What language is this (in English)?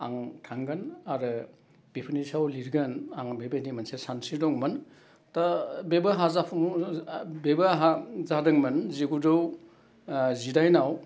Bodo